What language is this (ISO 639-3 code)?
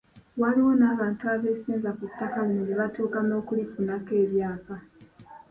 lug